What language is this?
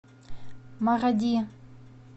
Russian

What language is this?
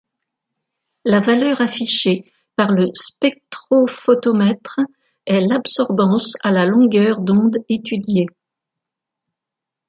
French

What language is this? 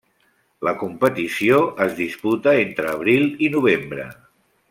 Catalan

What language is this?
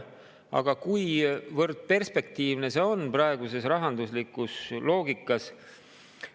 Estonian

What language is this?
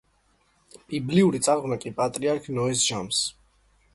Georgian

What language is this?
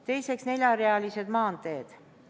Estonian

